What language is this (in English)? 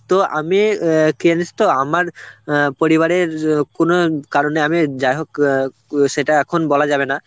Bangla